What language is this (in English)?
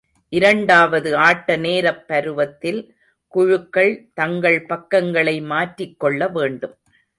Tamil